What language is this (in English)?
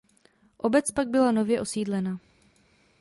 Czech